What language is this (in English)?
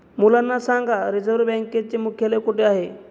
Marathi